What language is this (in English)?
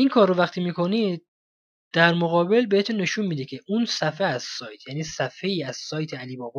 Persian